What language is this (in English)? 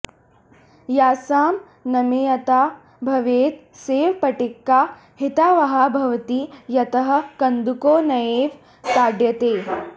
Sanskrit